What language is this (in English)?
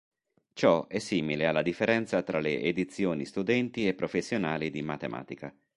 Italian